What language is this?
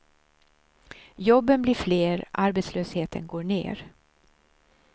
Swedish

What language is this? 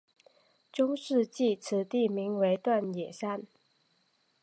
Chinese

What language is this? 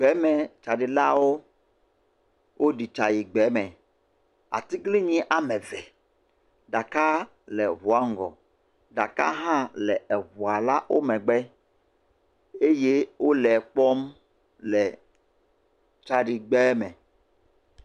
Ewe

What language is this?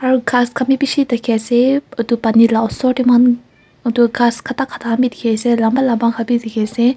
Naga Pidgin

